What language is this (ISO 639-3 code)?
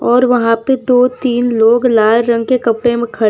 hin